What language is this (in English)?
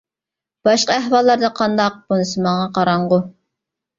Uyghur